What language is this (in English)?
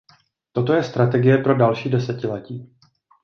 Czech